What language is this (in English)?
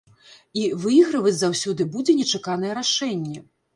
Belarusian